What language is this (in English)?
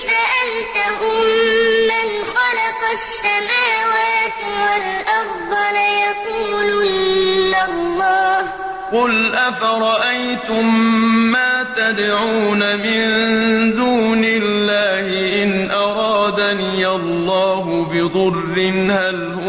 Arabic